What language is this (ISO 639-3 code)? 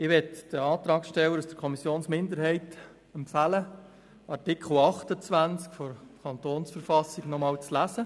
gsw